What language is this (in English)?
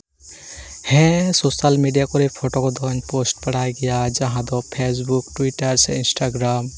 Santali